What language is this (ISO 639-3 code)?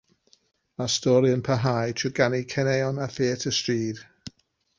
cym